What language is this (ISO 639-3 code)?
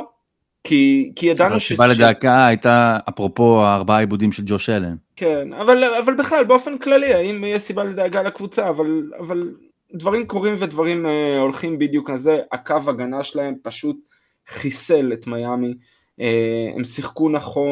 heb